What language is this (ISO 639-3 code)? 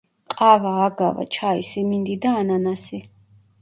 kat